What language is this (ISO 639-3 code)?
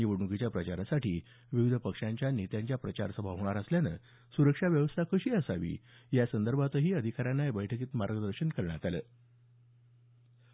mar